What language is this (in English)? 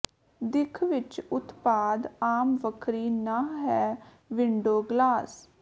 Punjabi